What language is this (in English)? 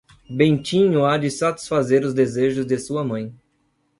Portuguese